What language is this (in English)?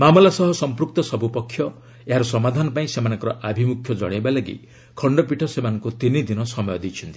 Odia